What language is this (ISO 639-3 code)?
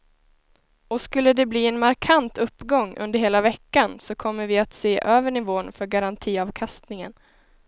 swe